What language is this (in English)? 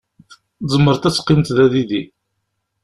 Kabyle